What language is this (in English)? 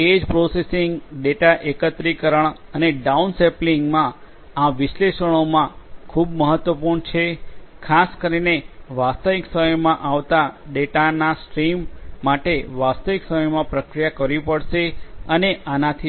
Gujarati